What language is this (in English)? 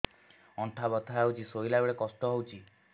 Odia